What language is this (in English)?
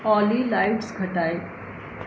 Sindhi